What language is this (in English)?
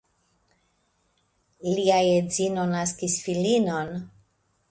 Esperanto